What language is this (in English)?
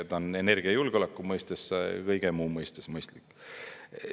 Estonian